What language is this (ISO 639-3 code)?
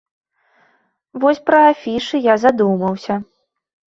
bel